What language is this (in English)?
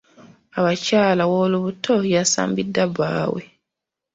Ganda